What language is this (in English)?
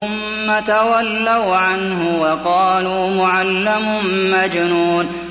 Arabic